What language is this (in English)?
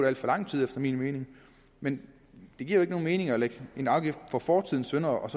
Danish